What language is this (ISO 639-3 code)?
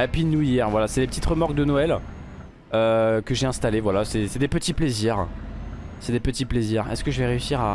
fra